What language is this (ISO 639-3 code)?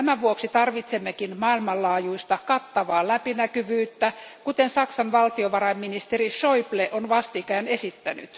fin